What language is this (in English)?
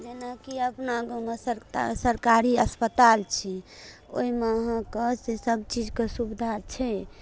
Maithili